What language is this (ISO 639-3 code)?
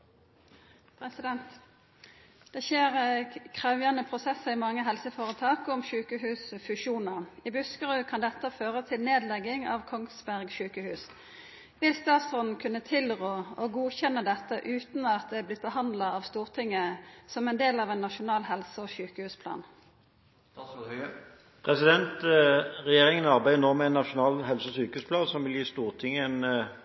nor